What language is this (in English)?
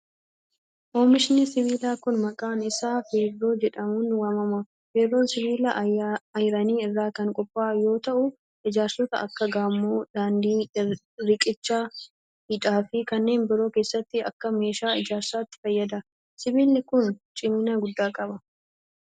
Oromo